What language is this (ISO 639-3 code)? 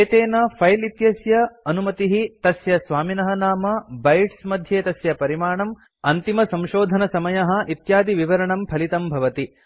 san